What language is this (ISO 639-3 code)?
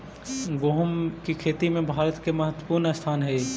mag